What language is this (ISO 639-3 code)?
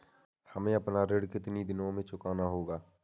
hin